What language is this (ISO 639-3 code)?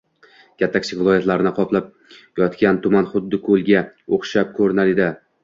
uzb